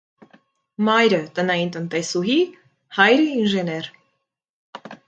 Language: Armenian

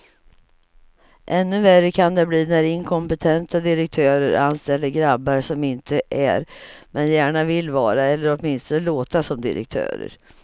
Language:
Swedish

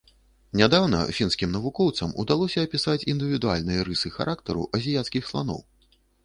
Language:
Belarusian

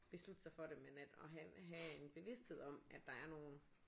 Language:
Danish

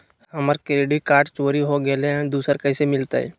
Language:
Magahi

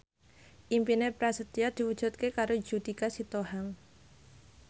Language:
Javanese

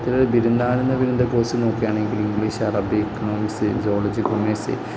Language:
Malayalam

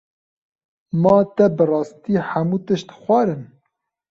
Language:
Kurdish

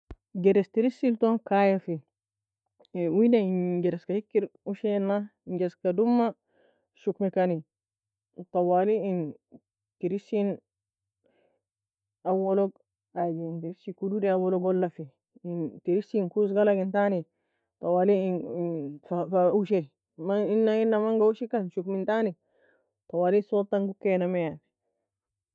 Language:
Nobiin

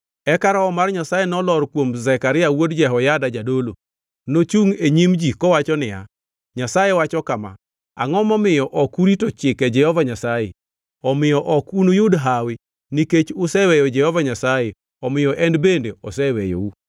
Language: Luo (Kenya and Tanzania)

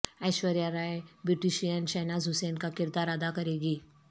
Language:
Urdu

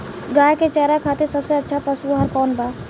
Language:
Bhojpuri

